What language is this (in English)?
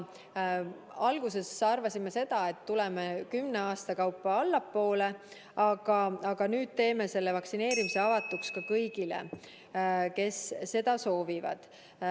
Estonian